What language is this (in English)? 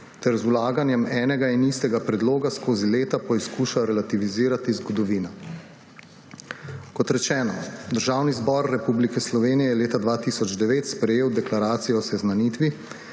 Slovenian